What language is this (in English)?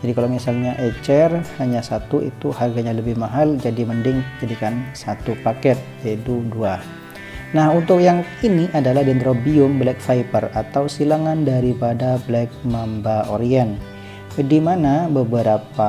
Indonesian